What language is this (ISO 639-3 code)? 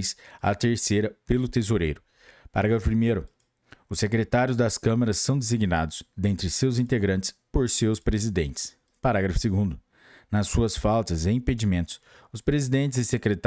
por